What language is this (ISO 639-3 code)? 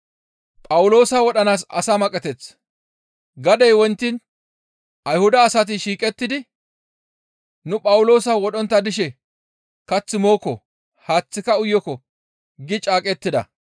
gmv